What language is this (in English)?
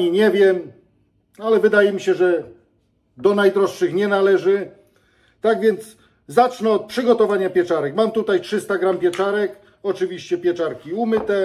Polish